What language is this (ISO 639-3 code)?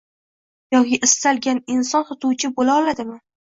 uzb